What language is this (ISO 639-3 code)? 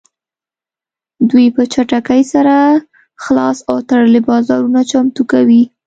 pus